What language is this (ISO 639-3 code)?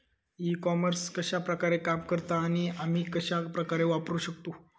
mar